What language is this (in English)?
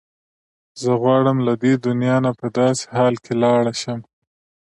Pashto